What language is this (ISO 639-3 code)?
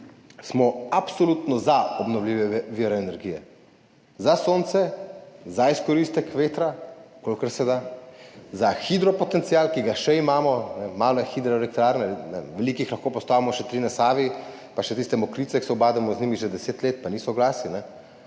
slv